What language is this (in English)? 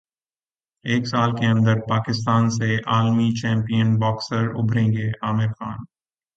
Urdu